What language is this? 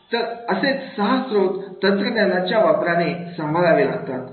Marathi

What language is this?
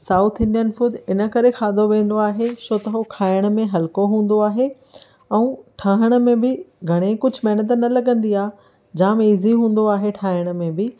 Sindhi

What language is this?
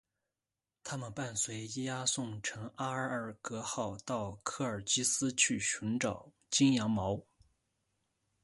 Chinese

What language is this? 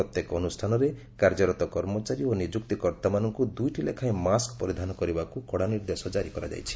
Odia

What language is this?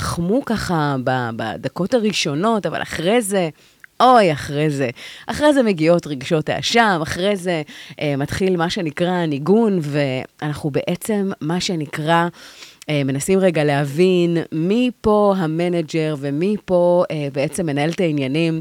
Hebrew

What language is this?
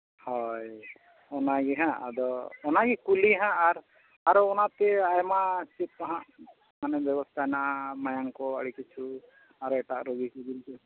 Santali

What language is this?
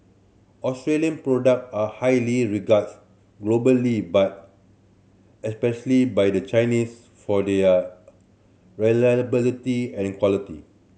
English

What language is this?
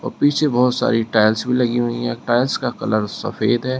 Hindi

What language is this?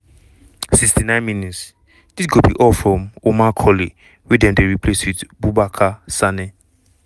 Nigerian Pidgin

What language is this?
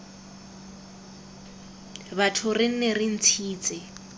Tswana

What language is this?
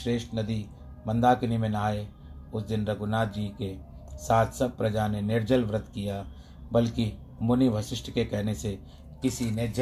Hindi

